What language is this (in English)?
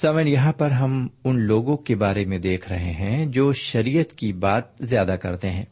Urdu